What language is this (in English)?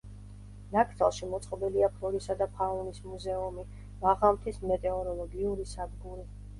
Georgian